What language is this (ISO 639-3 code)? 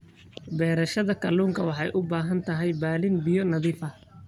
som